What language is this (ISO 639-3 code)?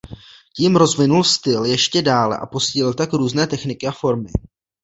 ces